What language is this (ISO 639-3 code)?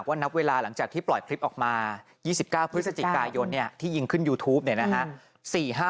tha